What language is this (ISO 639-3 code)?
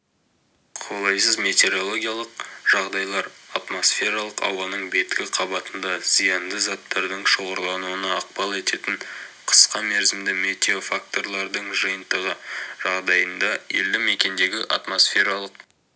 kaz